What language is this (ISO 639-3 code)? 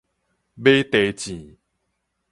nan